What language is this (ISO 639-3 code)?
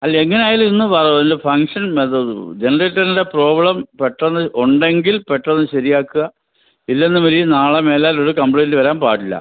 mal